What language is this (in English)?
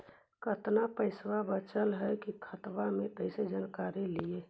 Magahi